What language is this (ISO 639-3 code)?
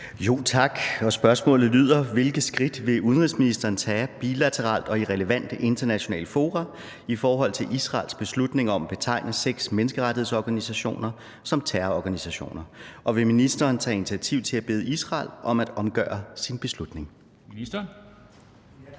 dan